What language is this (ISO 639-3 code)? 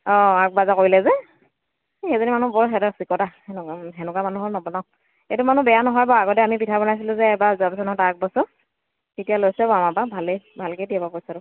asm